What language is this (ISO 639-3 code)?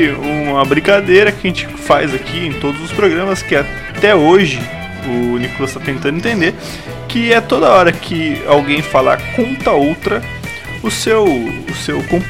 por